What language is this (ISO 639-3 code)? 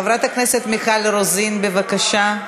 heb